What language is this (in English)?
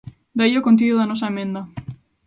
Galician